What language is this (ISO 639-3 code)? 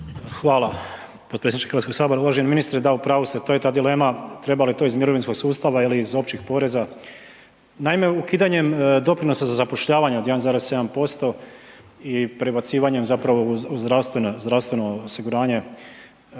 hrv